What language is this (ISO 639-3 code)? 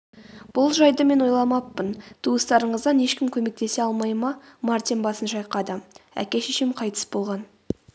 kaz